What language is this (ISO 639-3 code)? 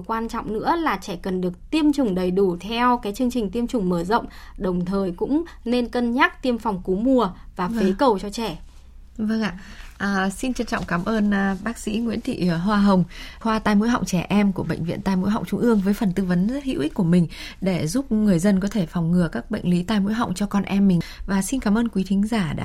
vie